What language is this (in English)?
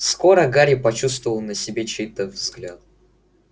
Russian